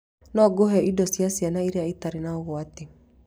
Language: Kikuyu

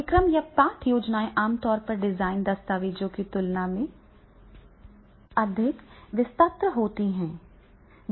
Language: Hindi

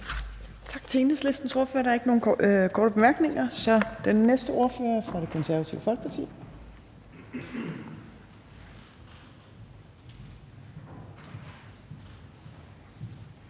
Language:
Danish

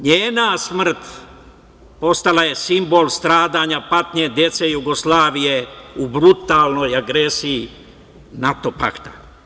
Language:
Serbian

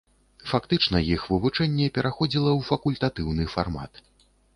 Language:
Belarusian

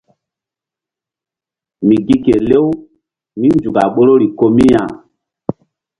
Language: Mbum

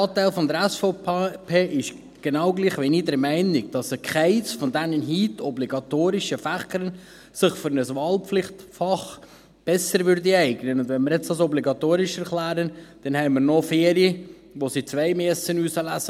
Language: Swiss German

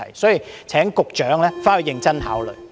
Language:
Cantonese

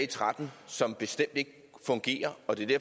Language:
Danish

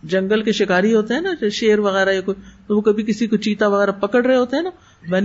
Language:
Urdu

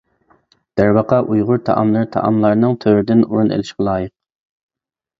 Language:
Uyghur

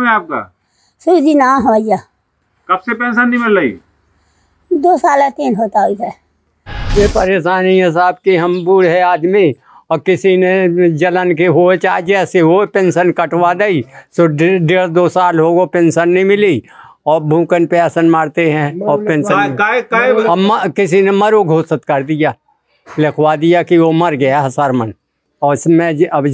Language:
Hindi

